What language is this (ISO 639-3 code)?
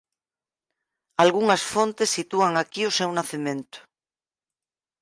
glg